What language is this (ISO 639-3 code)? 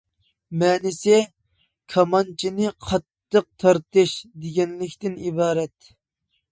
uig